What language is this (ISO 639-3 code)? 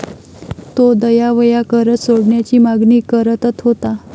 mar